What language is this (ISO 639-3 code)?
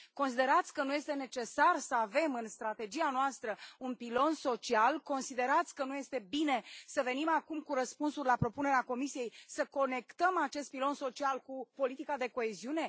ron